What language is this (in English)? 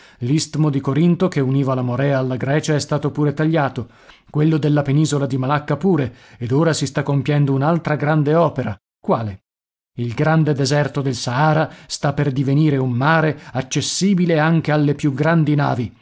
Italian